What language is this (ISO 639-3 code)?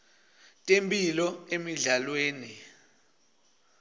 ssw